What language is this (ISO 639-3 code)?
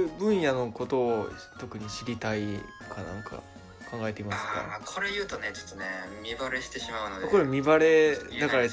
jpn